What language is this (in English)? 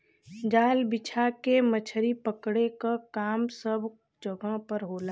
Bhojpuri